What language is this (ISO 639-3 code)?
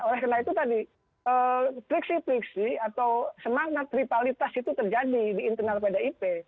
ind